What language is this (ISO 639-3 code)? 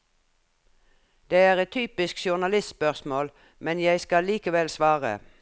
nor